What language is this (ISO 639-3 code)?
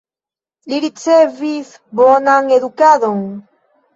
epo